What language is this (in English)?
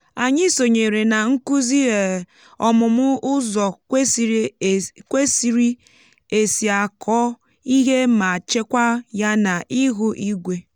Igbo